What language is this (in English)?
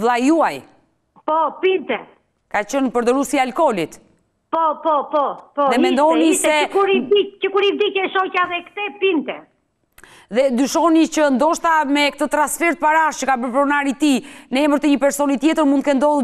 Romanian